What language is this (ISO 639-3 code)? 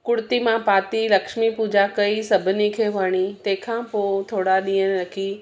snd